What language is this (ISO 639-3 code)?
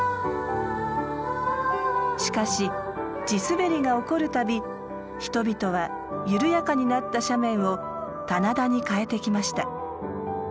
jpn